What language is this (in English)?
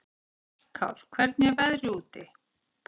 Icelandic